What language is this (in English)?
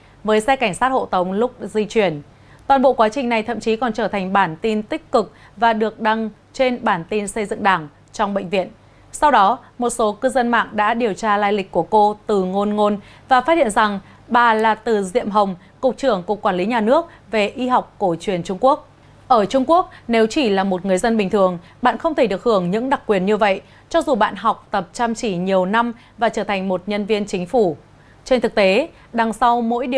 Vietnamese